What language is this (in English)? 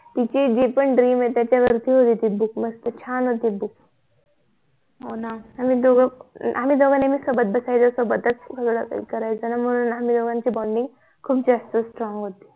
Marathi